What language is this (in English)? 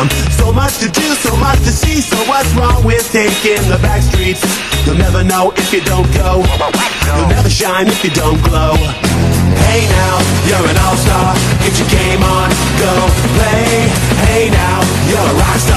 Persian